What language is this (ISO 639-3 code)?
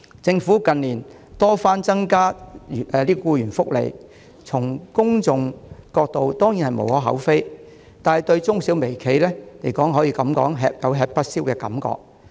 yue